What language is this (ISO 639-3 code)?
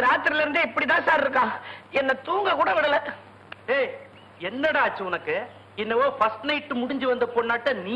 ind